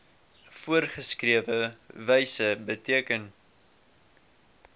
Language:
Afrikaans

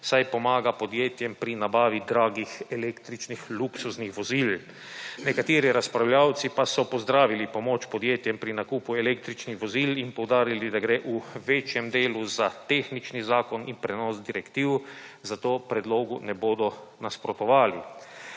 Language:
Slovenian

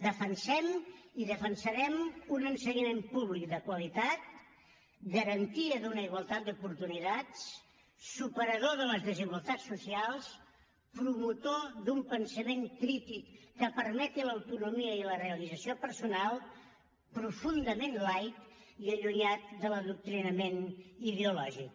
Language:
Catalan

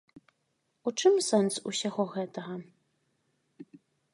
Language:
Belarusian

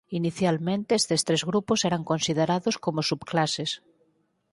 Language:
Galician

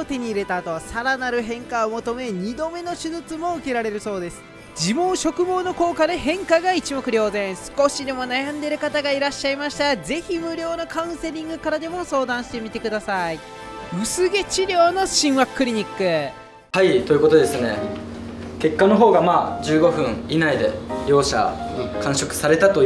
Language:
Japanese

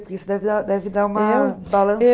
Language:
Portuguese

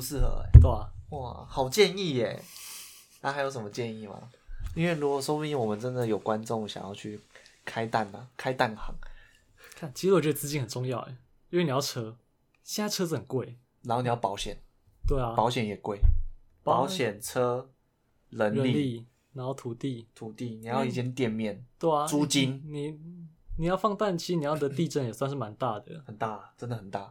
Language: Chinese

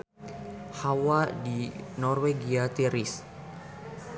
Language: Sundanese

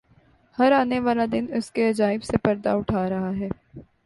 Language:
Urdu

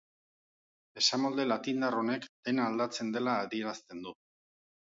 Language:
Basque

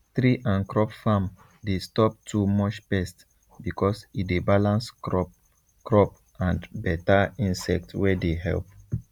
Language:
Nigerian Pidgin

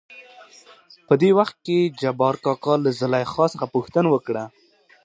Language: Pashto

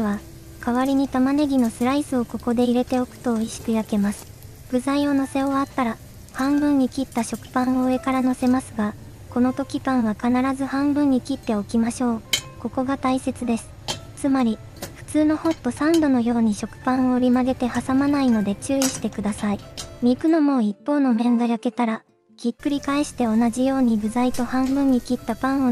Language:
Japanese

